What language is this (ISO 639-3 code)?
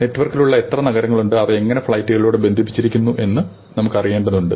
mal